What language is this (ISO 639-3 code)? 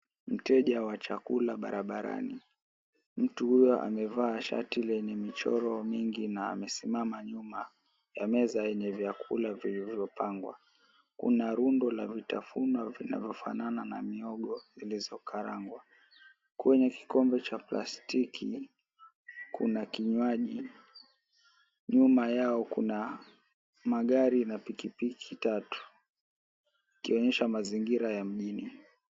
swa